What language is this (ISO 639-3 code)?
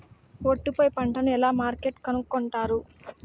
tel